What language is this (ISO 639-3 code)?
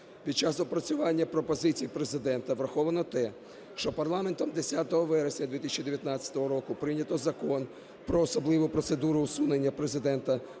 ukr